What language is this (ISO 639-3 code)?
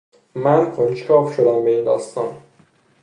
fas